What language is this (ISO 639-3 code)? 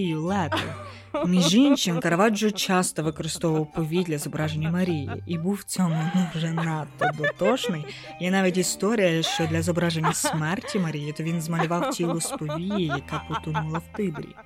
ukr